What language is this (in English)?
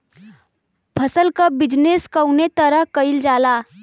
Bhojpuri